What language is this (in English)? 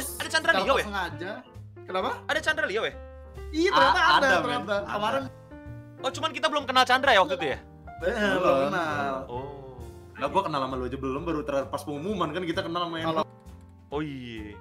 Indonesian